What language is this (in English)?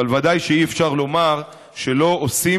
Hebrew